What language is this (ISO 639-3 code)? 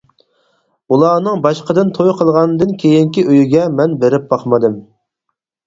uig